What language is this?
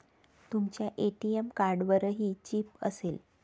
Marathi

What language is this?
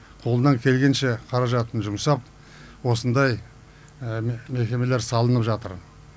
Kazakh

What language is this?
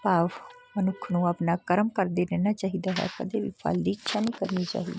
Punjabi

